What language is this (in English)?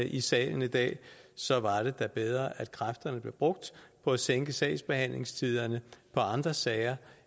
Danish